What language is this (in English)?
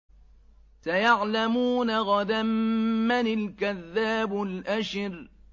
Arabic